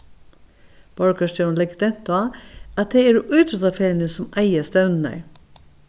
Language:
Faroese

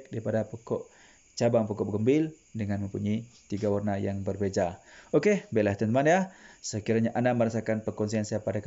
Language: Malay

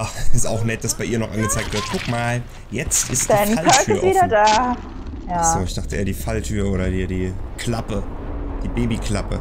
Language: German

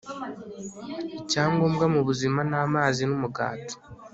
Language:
Kinyarwanda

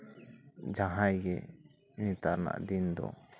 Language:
Santali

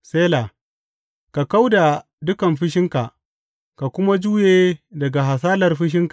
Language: Hausa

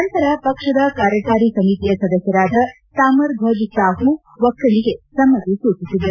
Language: Kannada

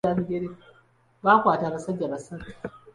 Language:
Ganda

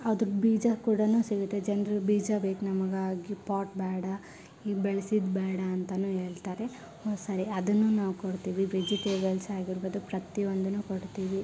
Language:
Kannada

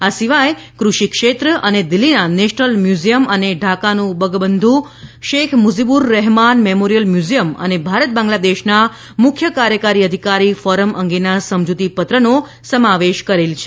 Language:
Gujarati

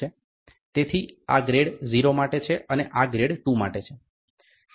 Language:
Gujarati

